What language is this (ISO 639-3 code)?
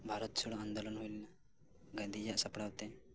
sat